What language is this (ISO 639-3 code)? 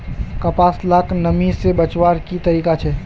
mag